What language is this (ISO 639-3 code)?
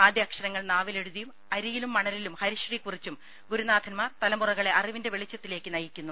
mal